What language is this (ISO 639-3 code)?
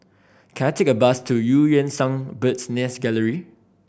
eng